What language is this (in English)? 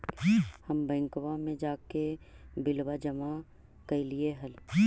Magahi